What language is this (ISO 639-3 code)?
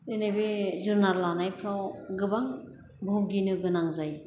brx